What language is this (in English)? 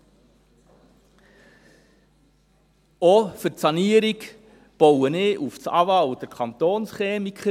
Swiss German